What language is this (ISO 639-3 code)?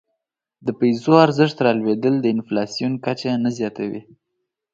pus